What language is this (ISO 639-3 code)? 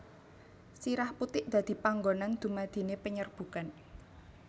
jav